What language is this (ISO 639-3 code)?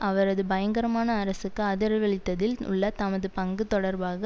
tam